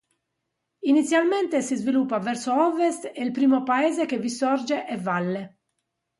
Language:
Italian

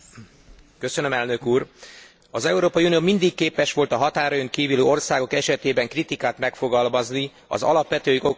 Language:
Hungarian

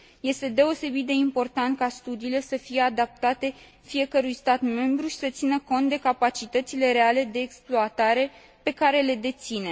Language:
Romanian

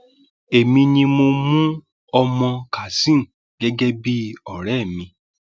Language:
Yoruba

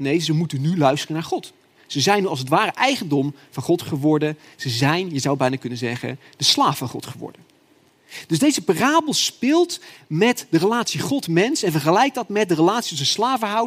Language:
Dutch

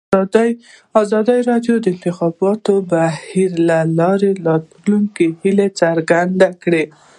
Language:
Pashto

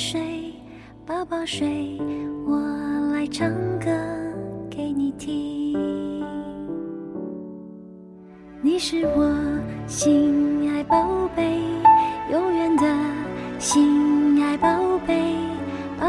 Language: Chinese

